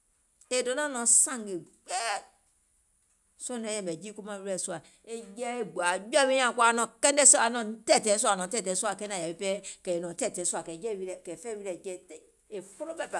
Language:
Gola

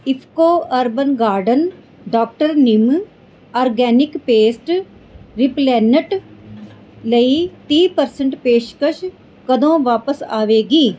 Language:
Punjabi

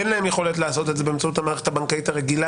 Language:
Hebrew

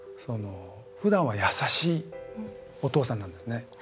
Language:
Japanese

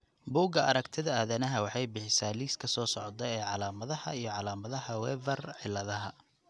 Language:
Somali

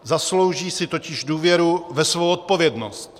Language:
Czech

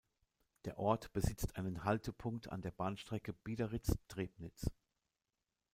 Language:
German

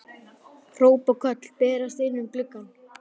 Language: Icelandic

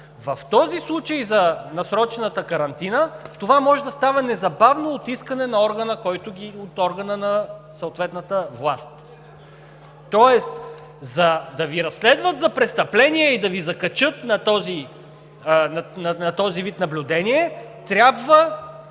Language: Bulgarian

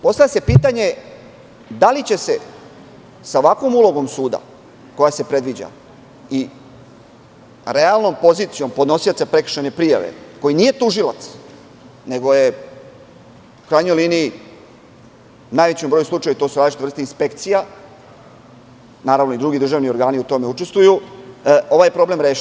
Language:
Serbian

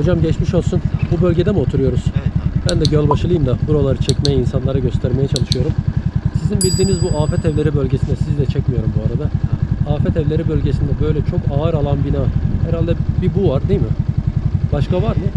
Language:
Turkish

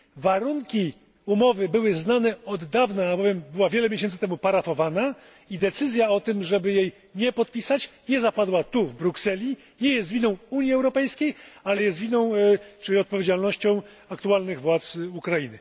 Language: Polish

